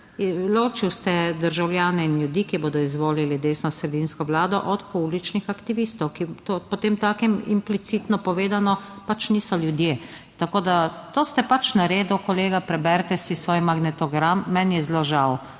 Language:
Slovenian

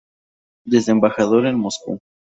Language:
Spanish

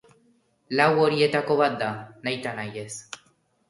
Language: Basque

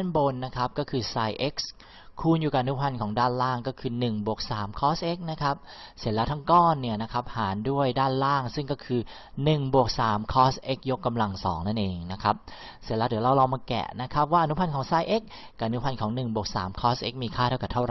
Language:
Thai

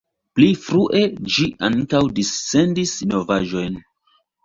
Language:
Esperanto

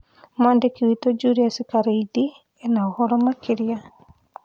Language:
Kikuyu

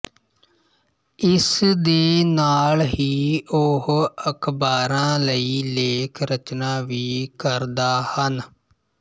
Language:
Punjabi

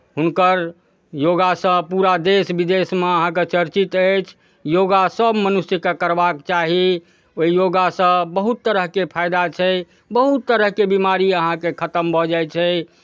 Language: Maithili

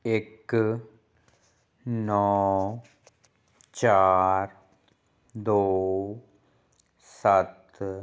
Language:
Punjabi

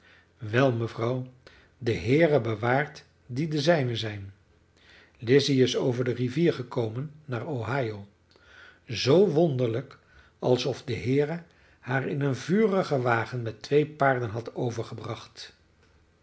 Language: Dutch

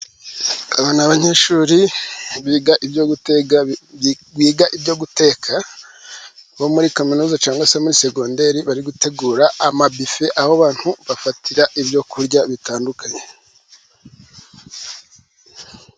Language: Kinyarwanda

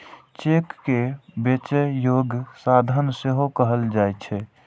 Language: Maithili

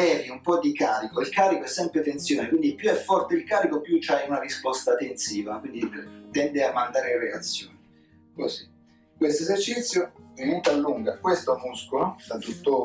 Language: Italian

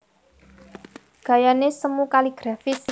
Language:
Javanese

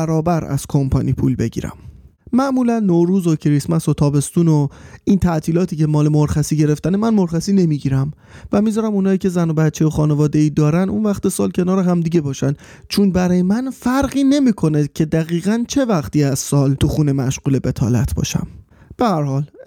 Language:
Persian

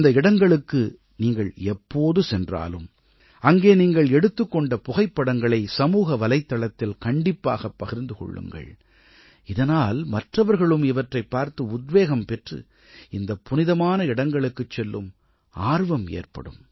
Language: Tamil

